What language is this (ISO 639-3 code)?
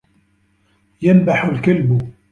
ara